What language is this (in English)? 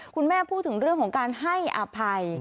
Thai